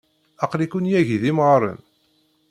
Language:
Kabyle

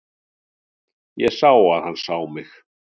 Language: Icelandic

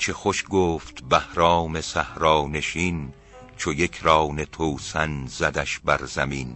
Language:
Persian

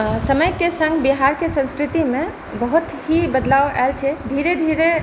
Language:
Maithili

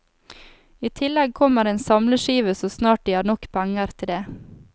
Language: Norwegian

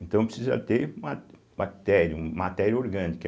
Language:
Portuguese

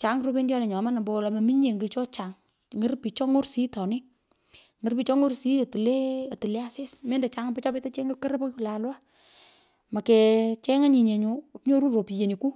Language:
Pökoot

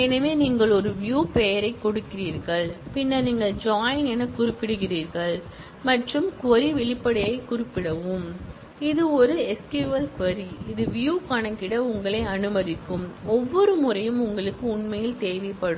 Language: Tamil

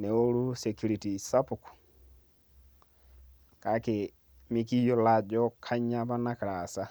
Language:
Masai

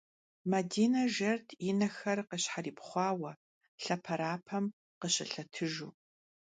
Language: Kabardian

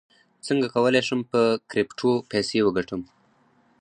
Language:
Pashto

